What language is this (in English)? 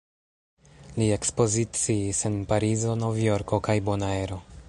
Esperanto